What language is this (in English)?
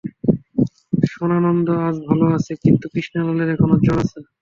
Bangla